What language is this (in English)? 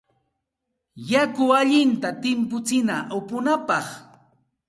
Santa Ana de Tusi Pasco Quechua